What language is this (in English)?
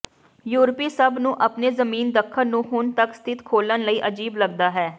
Punjabi